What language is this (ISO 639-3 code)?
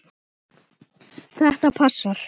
isl